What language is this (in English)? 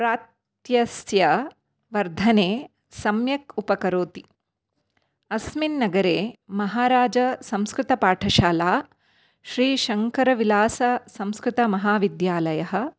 Sanskrit